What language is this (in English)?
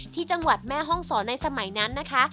Thai